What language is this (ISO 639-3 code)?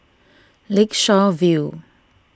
eng